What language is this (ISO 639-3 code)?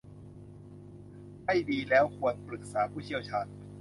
tha